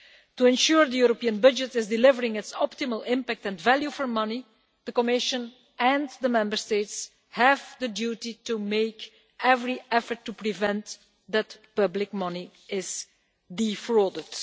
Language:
English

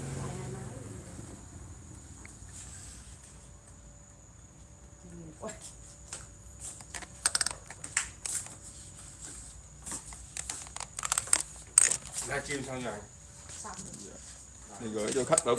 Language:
Vietnamese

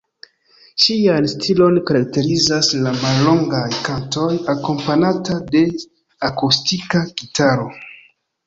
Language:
Esperanto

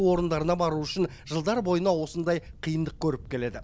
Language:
Kazakh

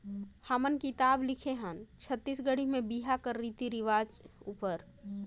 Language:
Chhattisgarhi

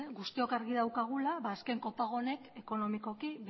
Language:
Basque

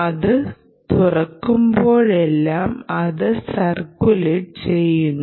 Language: Malayalam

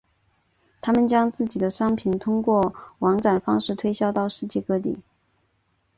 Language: Chinese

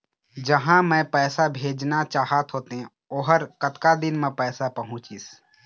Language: Chhattisgarhi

